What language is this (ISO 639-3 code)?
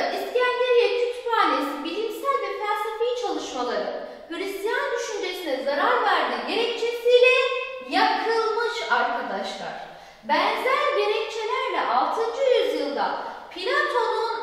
tur